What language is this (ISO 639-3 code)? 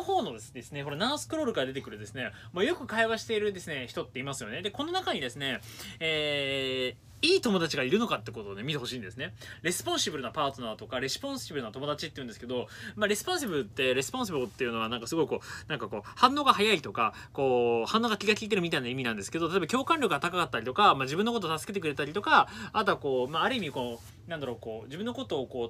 jpn